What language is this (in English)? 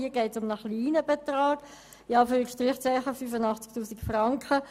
Swiss German